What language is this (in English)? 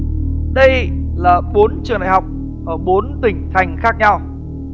Vietnamese